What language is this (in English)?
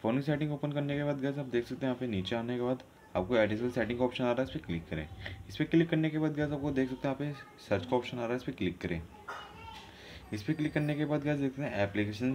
Hindi